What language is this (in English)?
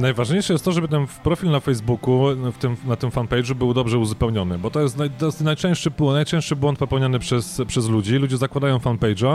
Polish